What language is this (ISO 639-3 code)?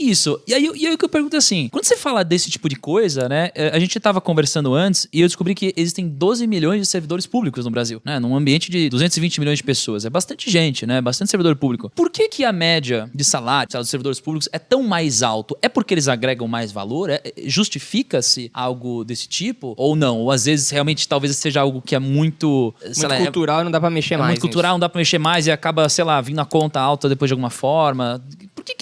por